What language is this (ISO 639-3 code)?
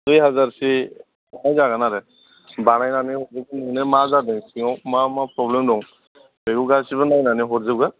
brx